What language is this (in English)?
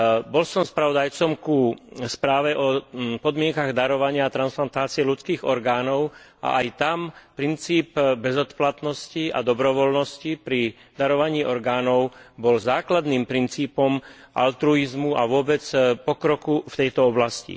Slovak